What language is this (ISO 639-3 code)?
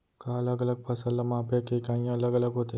hne